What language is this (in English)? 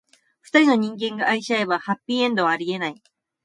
Japanese